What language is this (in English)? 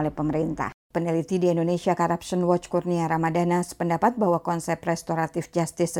Indonesian